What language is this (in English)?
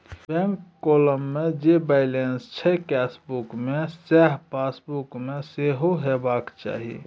Maithili